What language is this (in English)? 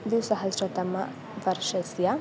Sanskrit